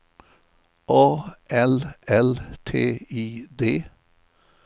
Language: Swedish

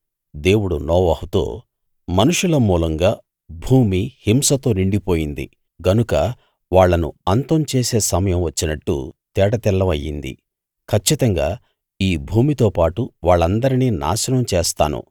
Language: Telugu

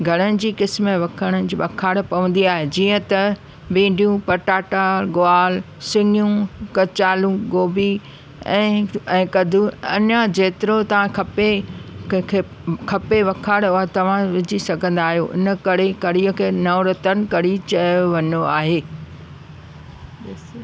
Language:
Sindhi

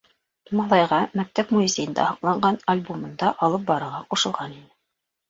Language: Bashkir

